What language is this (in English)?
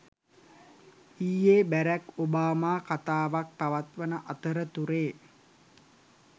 Sinhala